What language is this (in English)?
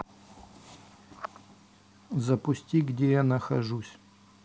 Russian